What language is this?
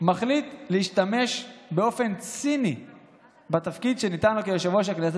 Hebrew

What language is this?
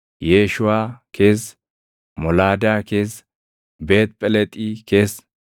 Oromo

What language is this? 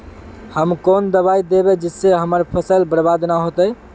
Magahi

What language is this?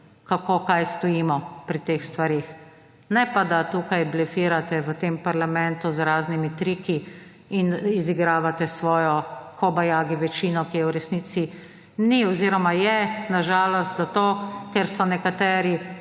Slovenian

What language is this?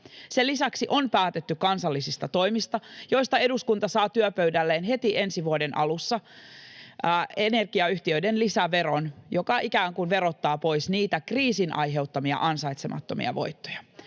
Finnish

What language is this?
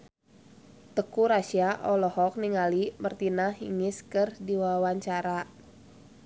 Sundanese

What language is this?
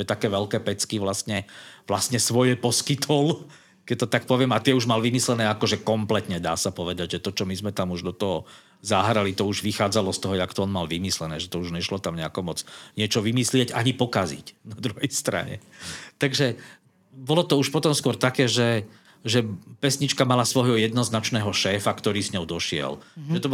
Slovak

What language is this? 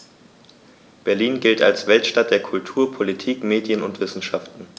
German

